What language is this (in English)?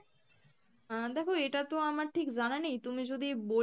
Bangla